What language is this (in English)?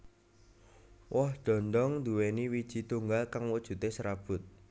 Javanese